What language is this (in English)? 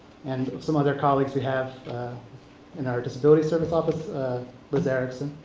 English